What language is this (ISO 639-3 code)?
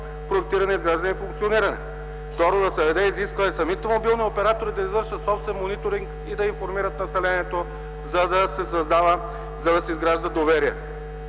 bul